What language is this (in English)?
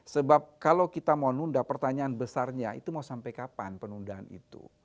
Indonesian